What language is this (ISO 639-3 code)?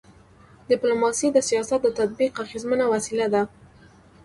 pus